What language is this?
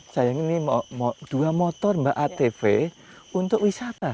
Indonesian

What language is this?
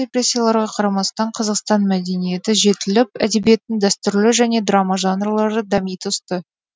Kazakh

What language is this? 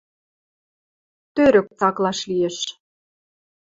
Western Mari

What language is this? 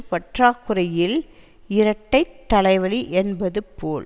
Tamil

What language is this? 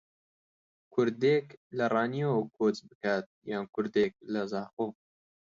Central Kurdish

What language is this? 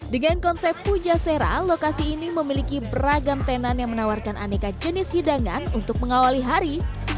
Indonesian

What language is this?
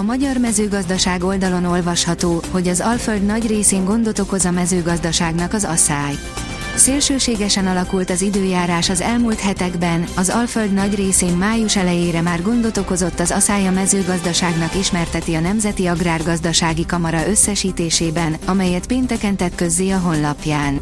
Hungarian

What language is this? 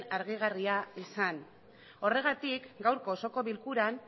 Basque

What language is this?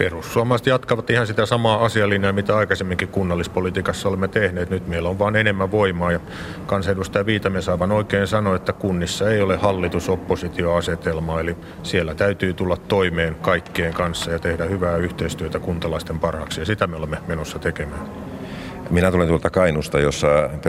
Finnish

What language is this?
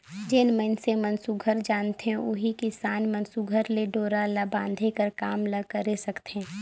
Chhattisgarhi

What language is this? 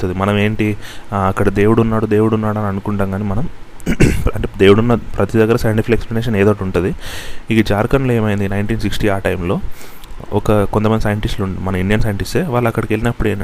Telugu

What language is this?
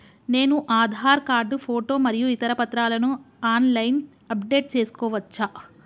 Telugu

